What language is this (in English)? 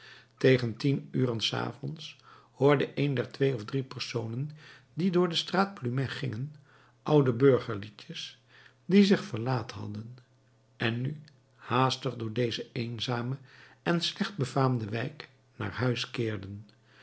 Dutch